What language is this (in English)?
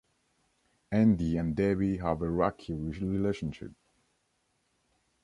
English